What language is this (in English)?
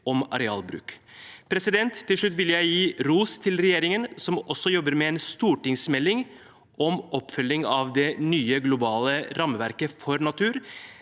Norwegian